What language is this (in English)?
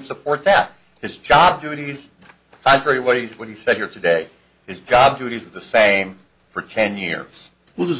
English